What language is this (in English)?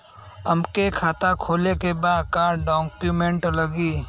Bhojpuri